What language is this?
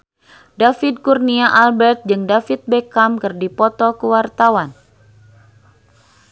Sundanese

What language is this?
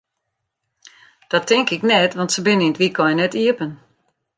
Western Frisian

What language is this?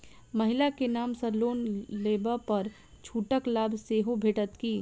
Maithili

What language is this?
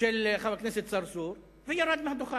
Hebrew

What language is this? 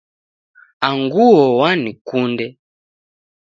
Taita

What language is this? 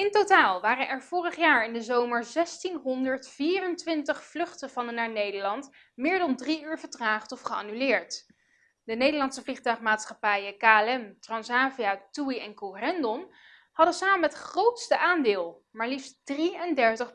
Dutch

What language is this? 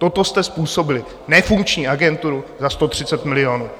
Czech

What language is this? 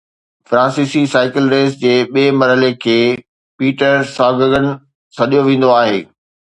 Sindhi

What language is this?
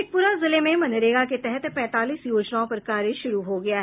Hindi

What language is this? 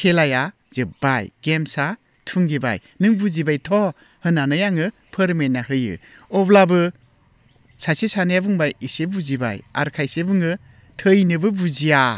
Bodo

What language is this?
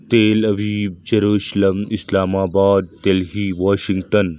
Urdu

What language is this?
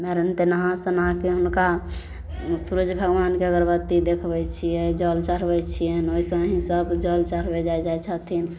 Maithili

